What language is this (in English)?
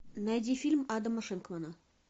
Russian